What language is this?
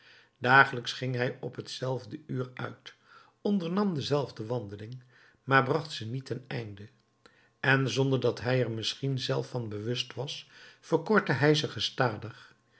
Dutch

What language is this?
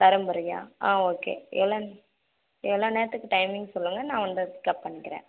Tamil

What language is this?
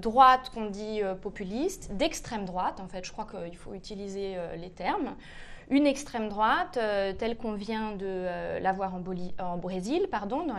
French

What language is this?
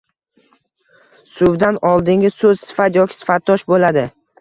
Uzbek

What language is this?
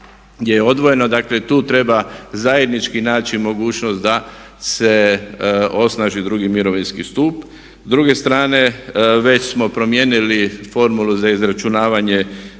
Croatian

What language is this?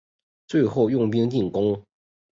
Chinese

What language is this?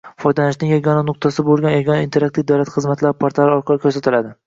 Uzbek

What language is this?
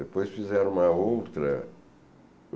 Portuguese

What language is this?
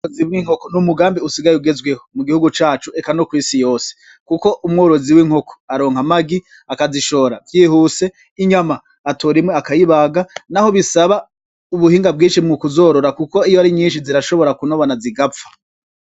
Rundi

